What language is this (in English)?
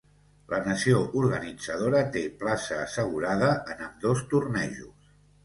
Catalan